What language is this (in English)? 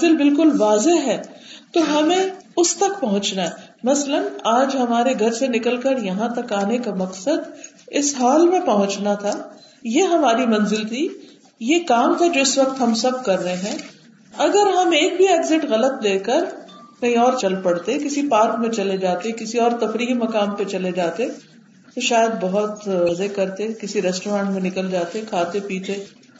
Urdu